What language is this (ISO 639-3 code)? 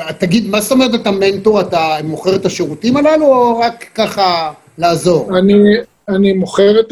heb